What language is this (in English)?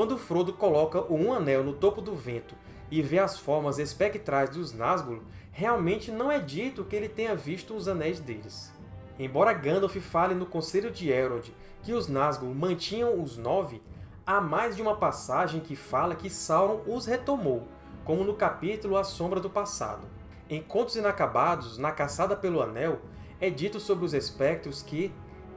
Portuguese